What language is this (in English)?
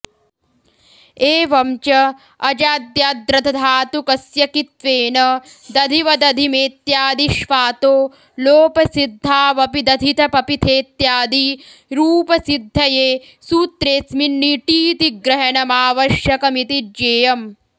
Sanskrit